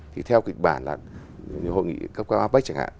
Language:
Vietnamese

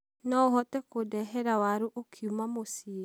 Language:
Kikuyu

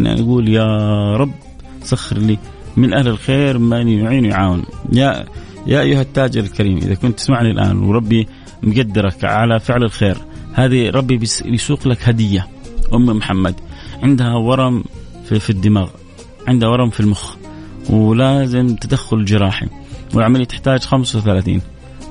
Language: Arabic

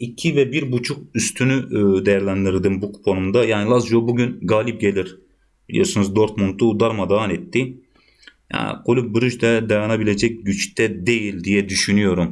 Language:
Turkish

